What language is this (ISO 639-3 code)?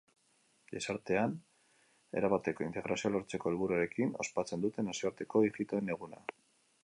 eus